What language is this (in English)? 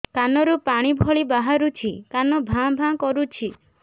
Odia